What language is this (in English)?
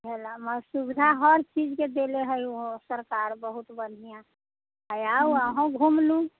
Maithili